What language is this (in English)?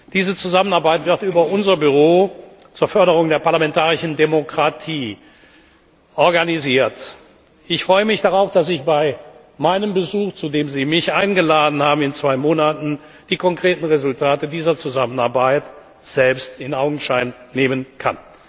German